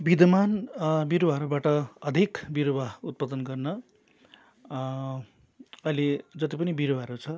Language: Nepali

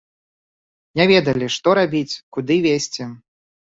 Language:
Belarusian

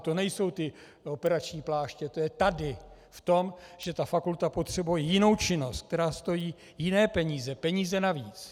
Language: Czech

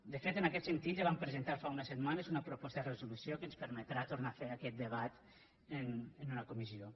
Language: Catalan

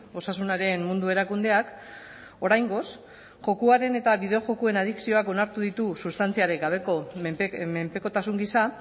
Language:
Basque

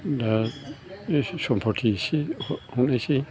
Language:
Bodo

